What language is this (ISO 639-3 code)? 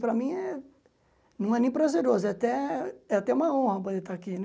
por